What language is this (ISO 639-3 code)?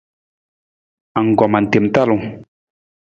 nmz